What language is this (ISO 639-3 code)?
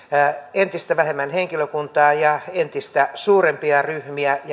fin